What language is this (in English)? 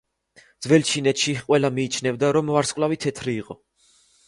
Georgian